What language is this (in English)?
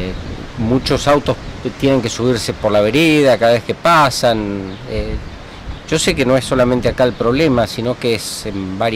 Spanish